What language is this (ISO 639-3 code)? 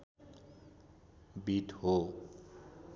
nep